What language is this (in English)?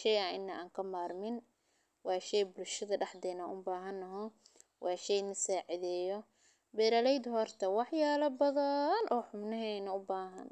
Somali